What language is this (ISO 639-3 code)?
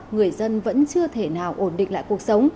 vie